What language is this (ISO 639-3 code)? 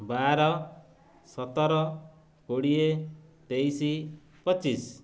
ori